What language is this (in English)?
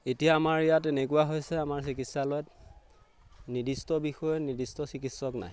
Assamese